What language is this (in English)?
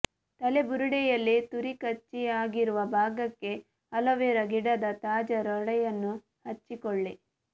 Kannada